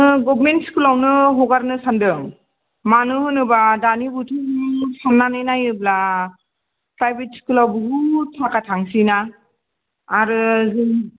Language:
Bodo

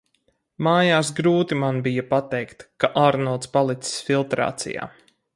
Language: Latvian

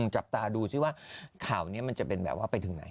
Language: Thai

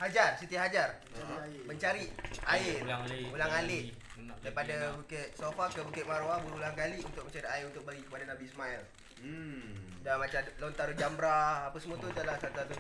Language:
Malay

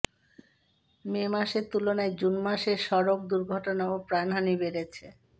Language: Bangla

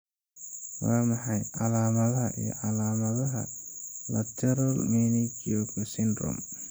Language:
Somali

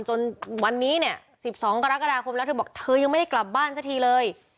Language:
Thai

